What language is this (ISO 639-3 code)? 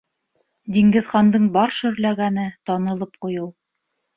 bak